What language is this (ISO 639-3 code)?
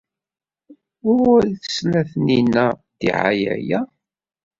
kab